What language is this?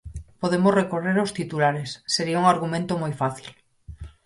Galician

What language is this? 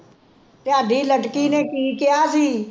Punjabi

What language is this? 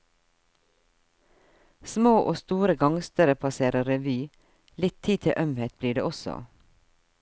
Norwegian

